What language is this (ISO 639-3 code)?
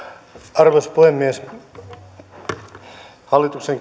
fin